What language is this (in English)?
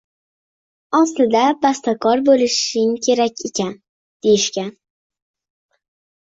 Uzbek